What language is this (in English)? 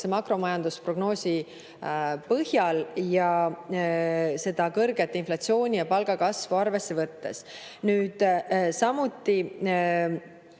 Estonian